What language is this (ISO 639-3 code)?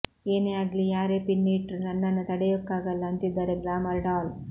kan